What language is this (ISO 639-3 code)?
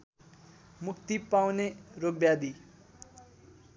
nep